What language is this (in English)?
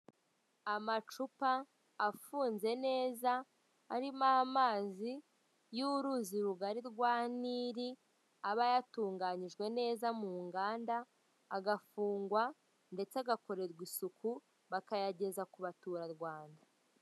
Kinyarwanda